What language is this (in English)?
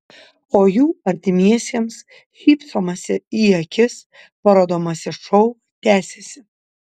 Lithuanian